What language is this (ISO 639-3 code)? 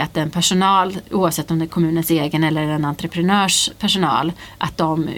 swe